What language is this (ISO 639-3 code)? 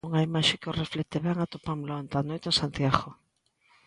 glg